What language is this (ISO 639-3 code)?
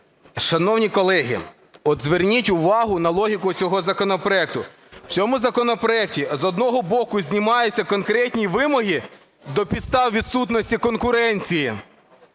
ukr